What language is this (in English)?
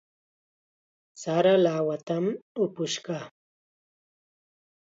Chiquián Ancash Quechua